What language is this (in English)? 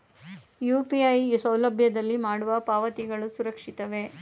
Kannada